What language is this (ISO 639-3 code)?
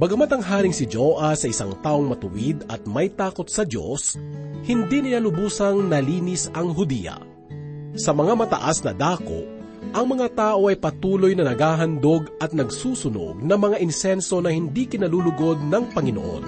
fil